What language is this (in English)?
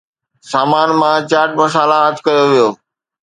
Sindhi